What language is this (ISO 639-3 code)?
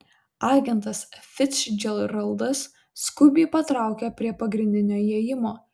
lit